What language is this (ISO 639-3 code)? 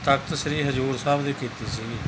pan